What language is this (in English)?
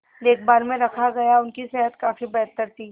Hindi